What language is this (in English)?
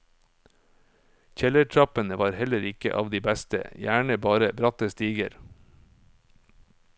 Norwegian